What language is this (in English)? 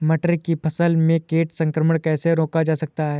Hindi